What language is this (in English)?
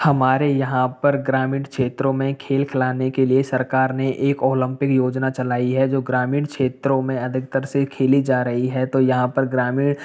Hindi